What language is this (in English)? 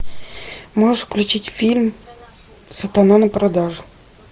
Russian